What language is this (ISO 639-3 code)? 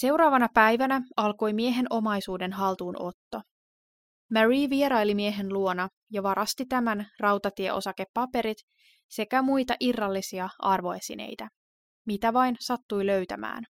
fin